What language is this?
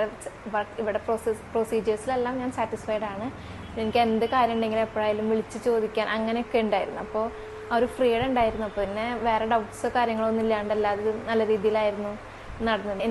Malayalam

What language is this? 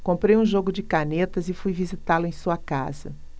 Portuguese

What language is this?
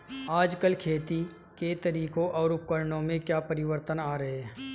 Hindi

